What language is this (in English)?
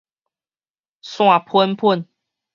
Min Nan Chinese